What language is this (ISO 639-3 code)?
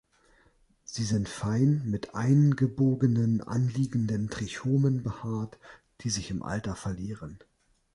deu